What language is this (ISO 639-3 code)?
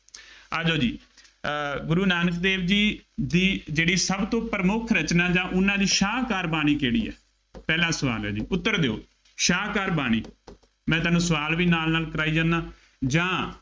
pan